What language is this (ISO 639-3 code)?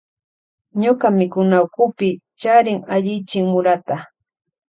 qvj